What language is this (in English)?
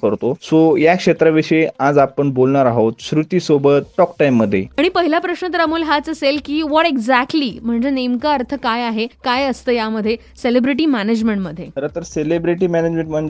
Hindi